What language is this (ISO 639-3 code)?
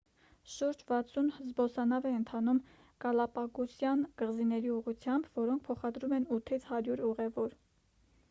hye